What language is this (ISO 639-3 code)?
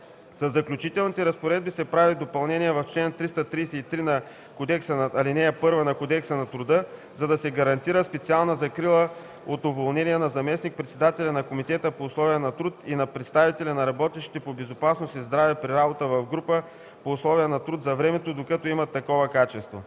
bul